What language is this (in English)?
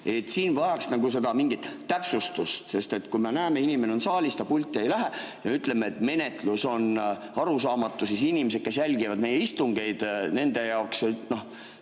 Estonian